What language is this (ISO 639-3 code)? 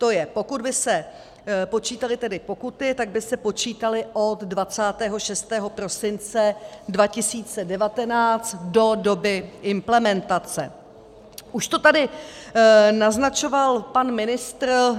ces